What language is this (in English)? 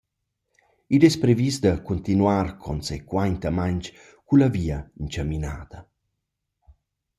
Romansh